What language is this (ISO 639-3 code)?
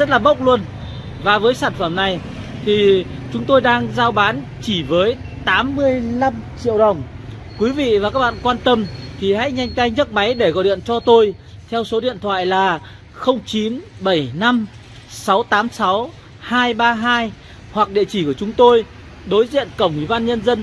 vie